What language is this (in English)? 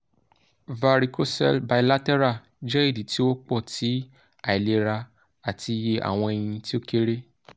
Yoruba